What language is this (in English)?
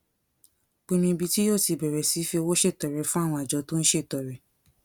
Yoruba